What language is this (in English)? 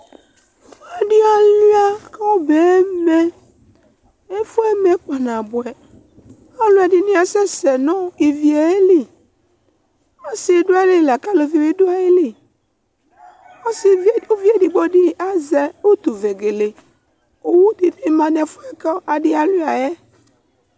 Ikposo